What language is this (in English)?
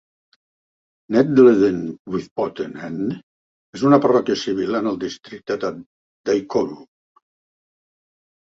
Catalan